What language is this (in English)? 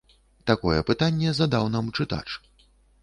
Belarusian